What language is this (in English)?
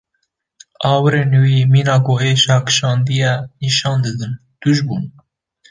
Kurdish